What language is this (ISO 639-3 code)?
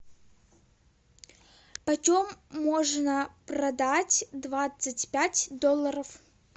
rus